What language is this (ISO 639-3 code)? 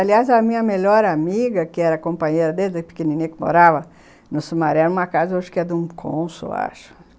por